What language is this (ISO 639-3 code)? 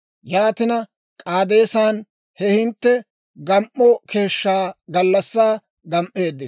dwr